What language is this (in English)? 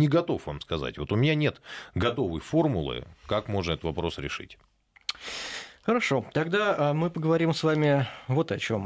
Russian